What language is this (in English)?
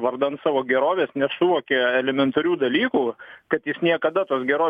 Lithuanian